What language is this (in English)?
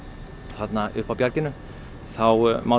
Icelandic